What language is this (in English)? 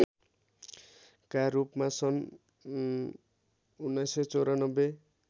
Nepali